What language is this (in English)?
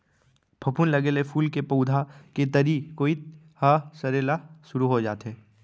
Chhattisgarhi